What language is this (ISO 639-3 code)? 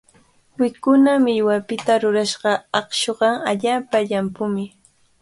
qvl